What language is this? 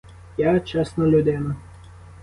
Ukrainian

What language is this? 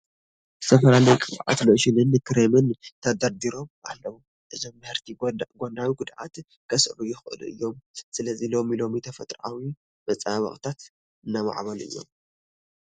Tigrinya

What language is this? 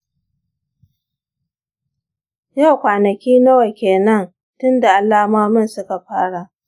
Hausa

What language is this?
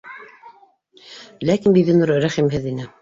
Bashkir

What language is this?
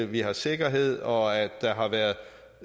Danish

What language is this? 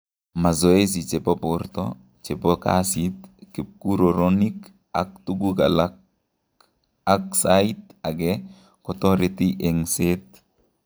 Kalenjin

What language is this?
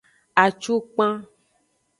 Aja (Benin)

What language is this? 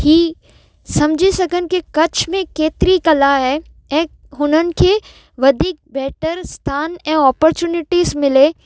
Sindhi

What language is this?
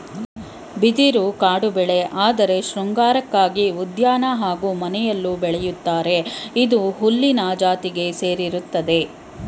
Kannada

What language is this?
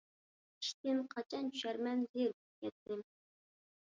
Uyghur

